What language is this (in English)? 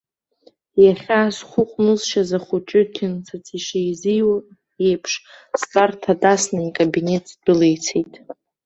Abkhazian